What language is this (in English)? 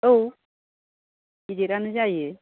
Bodo